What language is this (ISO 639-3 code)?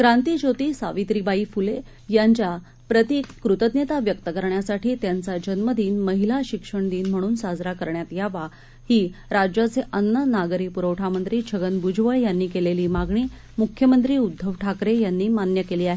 mar